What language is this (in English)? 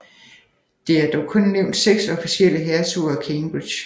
Danish